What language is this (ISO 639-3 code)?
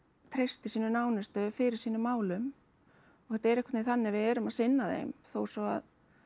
isl